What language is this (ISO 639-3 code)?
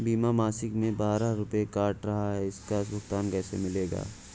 hin